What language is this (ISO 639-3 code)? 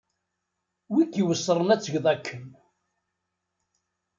kab